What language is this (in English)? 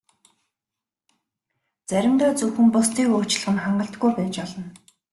Mongolian